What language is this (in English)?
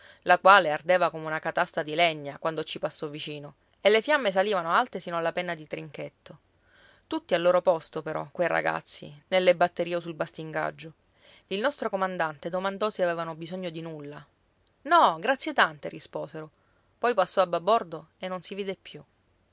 Italian